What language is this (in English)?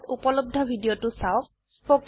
Assamese